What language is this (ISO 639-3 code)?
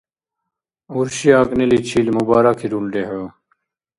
dar